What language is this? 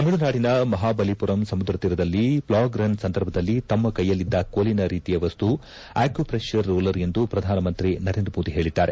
Kannada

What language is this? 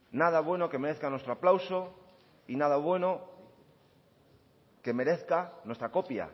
Spanish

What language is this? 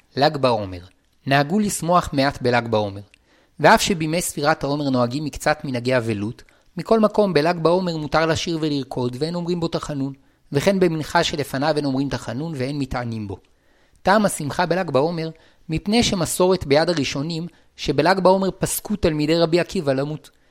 Hebrew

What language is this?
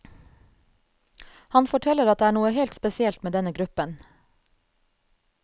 Norwegian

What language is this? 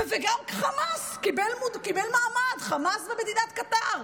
Hebrew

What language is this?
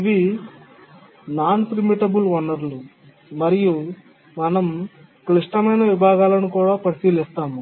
Telugu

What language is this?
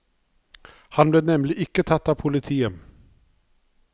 Norwegian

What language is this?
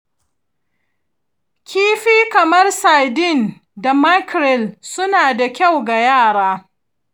Hausa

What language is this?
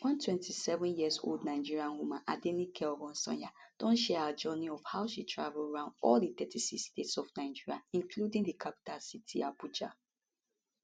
Nigerian Pidgin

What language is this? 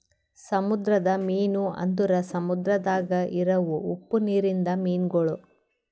Kannada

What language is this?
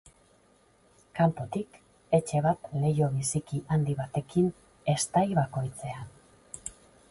Basque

